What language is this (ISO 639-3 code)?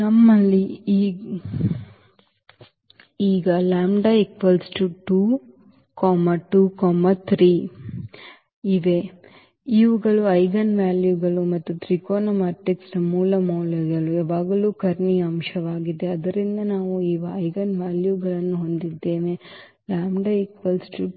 kan